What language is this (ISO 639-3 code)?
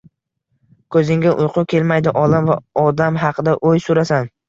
uzb